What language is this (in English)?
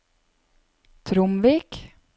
Norwegian